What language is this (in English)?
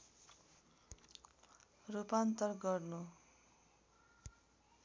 Nepali